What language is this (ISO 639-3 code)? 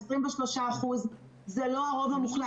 heb